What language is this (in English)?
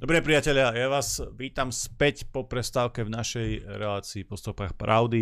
Slovak